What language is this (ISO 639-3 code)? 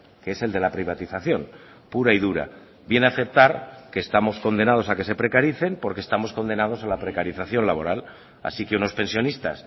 spa